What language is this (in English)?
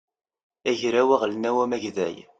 Kabyle